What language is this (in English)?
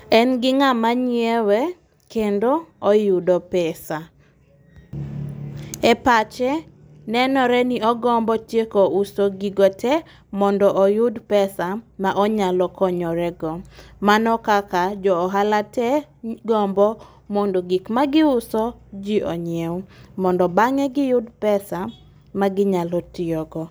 Luo (Kenya and Tanzania)